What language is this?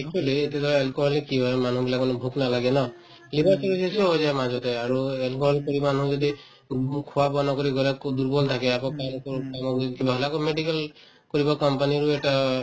Assamese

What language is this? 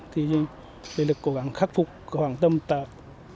Vietnamese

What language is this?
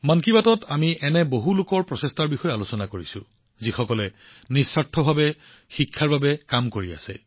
Assamese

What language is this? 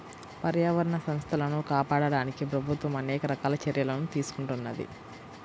Telugu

